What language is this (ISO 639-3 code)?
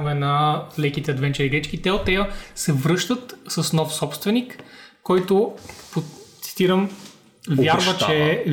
bul